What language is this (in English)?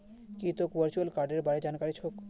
Magahi